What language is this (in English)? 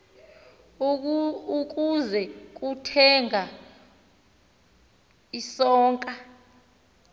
Xhosa